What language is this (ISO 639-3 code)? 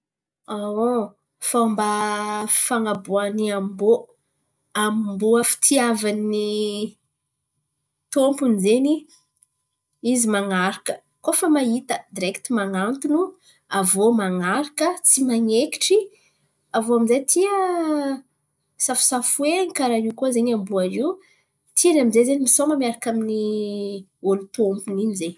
xmv